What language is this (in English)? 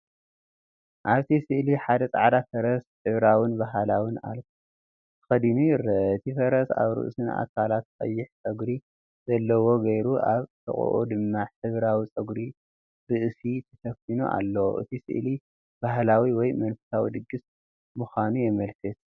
Tigrinya